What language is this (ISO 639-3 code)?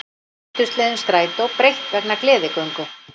isl